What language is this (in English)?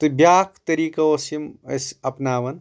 Kashmiri